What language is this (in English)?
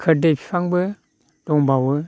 Bodo